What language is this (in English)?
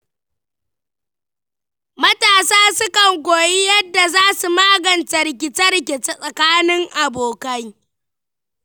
Hausa